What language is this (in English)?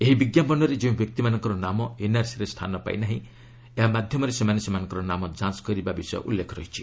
Odia